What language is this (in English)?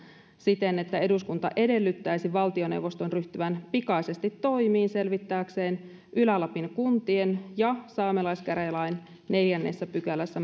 Finnish